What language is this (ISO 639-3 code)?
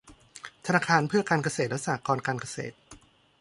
tha